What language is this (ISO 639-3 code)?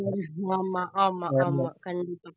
tam